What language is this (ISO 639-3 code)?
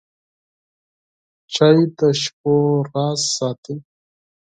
pus